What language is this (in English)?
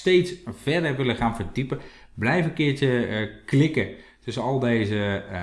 Dutch